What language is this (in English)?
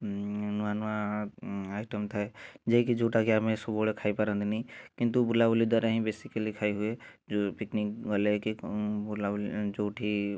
Odia